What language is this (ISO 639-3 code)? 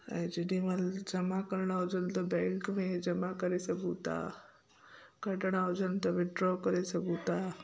snd